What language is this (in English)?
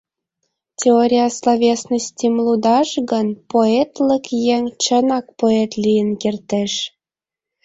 Mari